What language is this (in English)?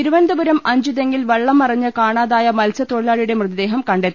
Malayalam